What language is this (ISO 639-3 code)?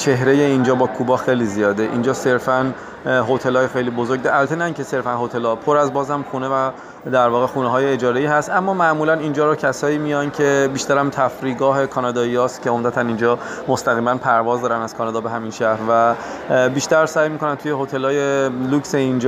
fas